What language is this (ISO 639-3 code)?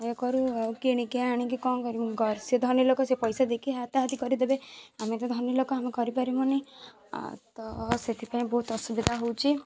ori